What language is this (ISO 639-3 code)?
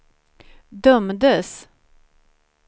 swe